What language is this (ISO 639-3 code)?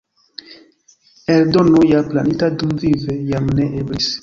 epo